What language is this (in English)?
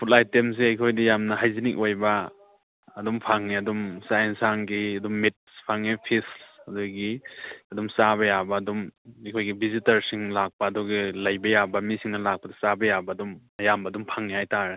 Manipuri